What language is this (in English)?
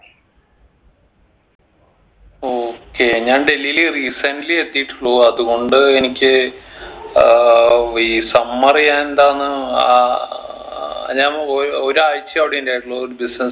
Malayalam